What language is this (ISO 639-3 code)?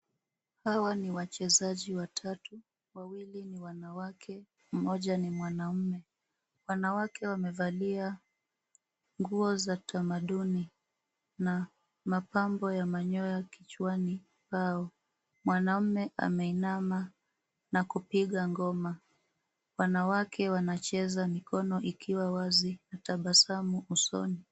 swa